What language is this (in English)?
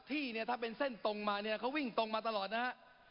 Thai